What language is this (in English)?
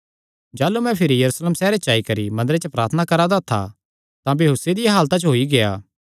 Kangri